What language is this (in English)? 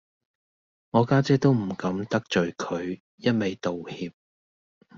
Cantonese